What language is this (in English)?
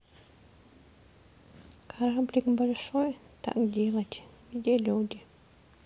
Russian